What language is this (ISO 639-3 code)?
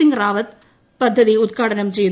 mal